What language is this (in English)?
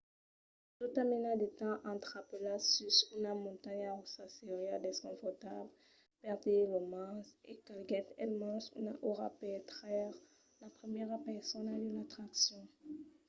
Occitan